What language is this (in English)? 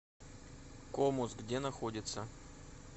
Russian